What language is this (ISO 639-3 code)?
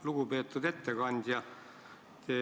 est